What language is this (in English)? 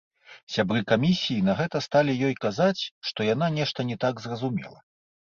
Belarusian